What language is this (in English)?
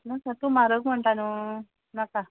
Konkani